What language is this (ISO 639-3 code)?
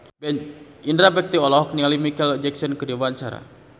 sun